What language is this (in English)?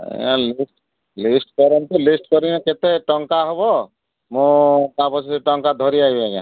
Odia